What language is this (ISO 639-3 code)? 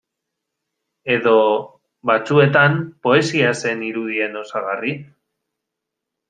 eus